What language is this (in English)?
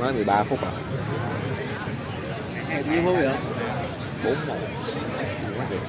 Vietnamese